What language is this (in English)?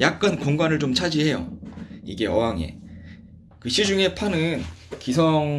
Korean